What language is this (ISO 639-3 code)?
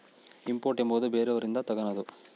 kan